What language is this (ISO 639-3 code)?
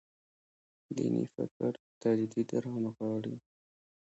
pus